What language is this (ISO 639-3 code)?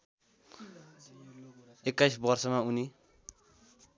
nep